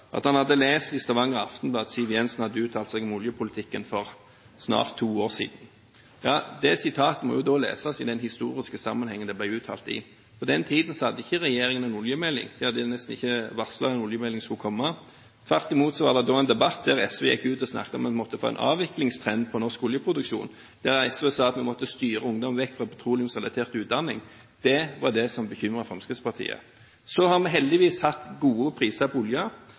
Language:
Norwegian Bokmål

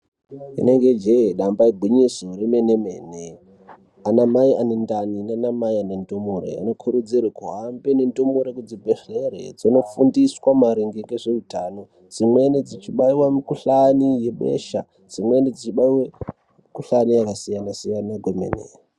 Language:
Ndau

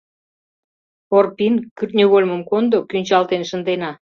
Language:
Mari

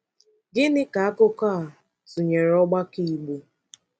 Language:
Igbo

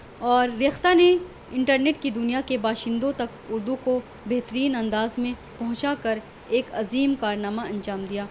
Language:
Urdu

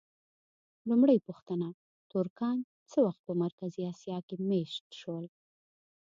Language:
Pashto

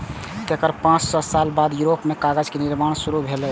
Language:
Maithili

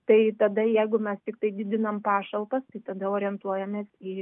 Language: Lithuanian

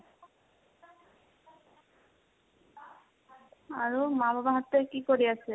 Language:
Assamese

